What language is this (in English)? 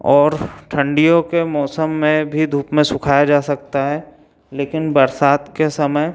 Hindi